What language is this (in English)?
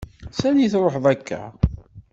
Kabyle